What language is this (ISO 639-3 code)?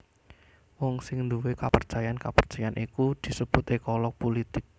jav